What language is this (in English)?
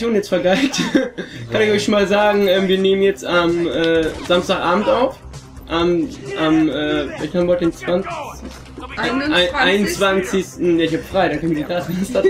German